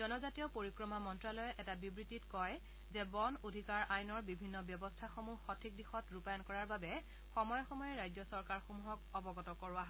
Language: Assamese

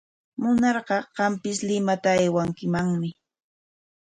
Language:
Corongo Ancash Quechua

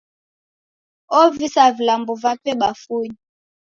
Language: Taita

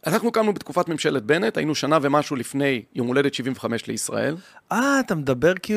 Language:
Hebrew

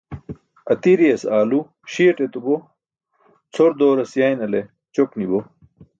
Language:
Burushaski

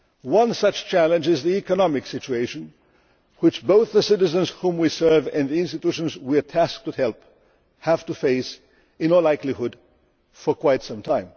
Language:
English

